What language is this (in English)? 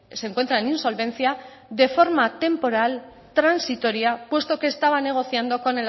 Spanish